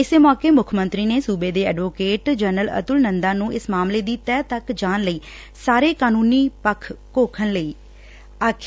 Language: Punjabi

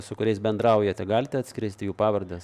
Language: Lithuanian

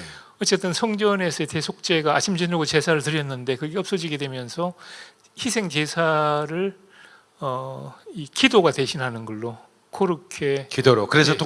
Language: Korean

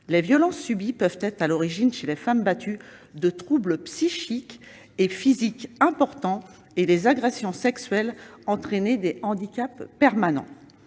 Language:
French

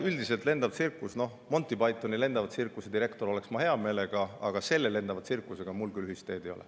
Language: Estonian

